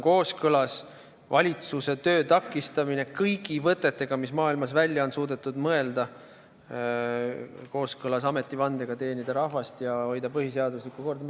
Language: Estonian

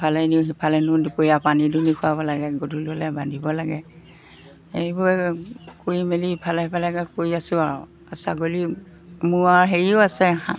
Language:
Assamese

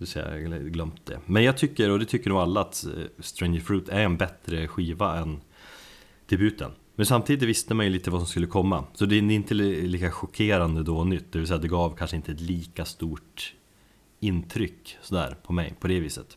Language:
Swedish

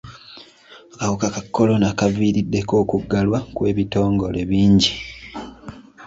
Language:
Ganda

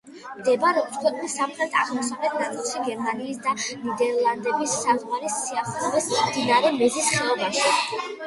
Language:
Georgian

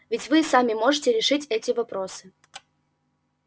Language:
Russian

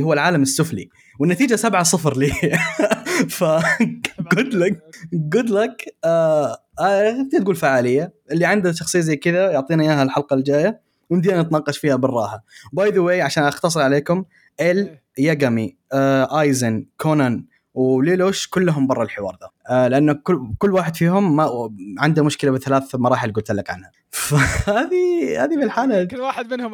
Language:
Arabic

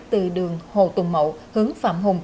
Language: Vietnamese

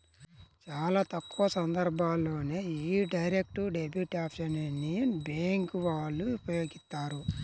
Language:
Telugu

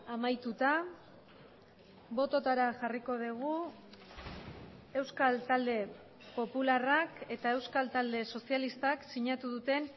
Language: Basque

